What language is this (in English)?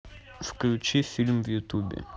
Russian